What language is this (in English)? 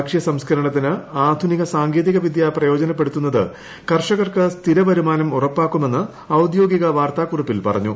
Malayalam